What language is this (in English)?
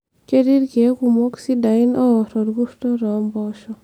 Masai